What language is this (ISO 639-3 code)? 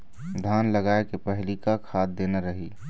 hne